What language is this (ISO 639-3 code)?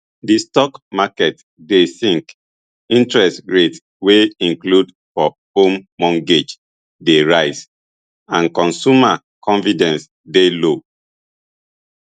pcm